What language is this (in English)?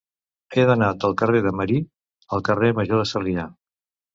Catalan